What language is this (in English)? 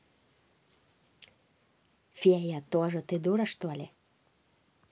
Russian